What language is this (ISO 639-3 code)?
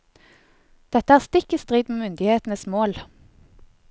nor